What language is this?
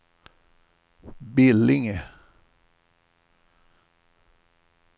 Swedish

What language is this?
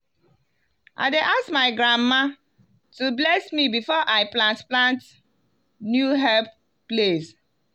Nigerian Pidgin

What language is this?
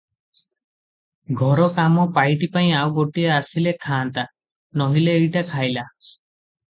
Odia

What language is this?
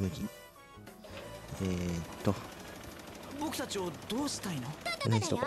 Japanese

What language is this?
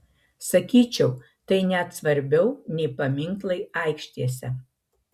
Lithuanian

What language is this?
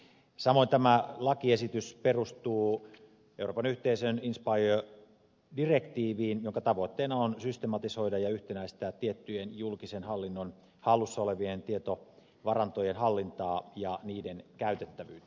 Finnish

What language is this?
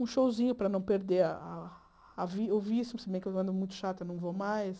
Portuguese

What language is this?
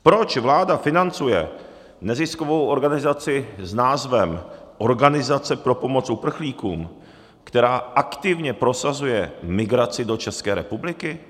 Czech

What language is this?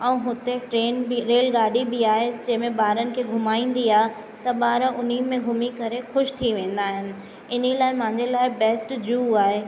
Sindhi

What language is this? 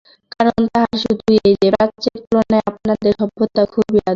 Bangla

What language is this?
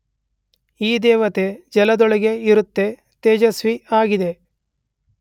Kannada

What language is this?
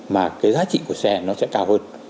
Vietnamese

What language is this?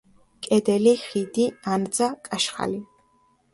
Georgian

